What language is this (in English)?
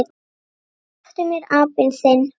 Icelandic